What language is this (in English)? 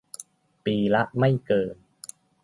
Thai